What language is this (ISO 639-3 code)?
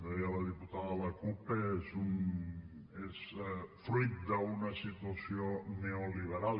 cat